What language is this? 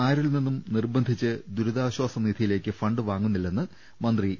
Malayalam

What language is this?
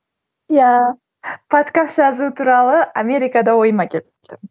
Kazakh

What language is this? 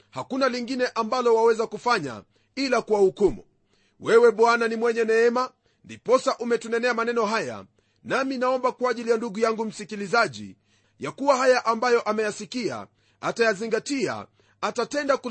Swahili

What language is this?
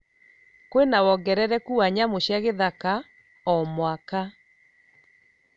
Kikuyu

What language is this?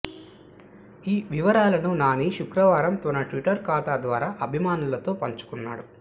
Telugu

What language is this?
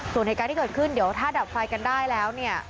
Thai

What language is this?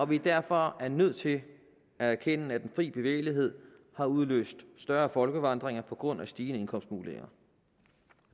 Danish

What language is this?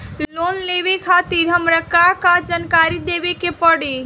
Bhojpuri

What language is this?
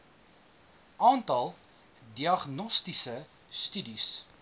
Afrikaans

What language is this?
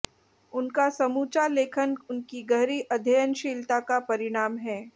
Hindi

